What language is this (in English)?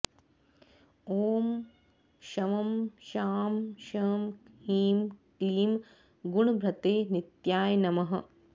Sanskrit